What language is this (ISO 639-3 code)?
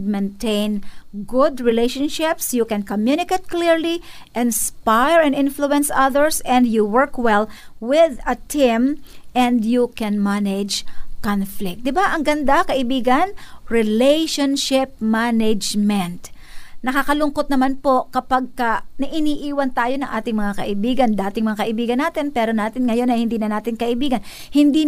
fil